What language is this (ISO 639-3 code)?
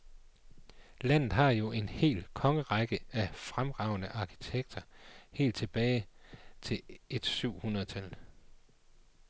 dan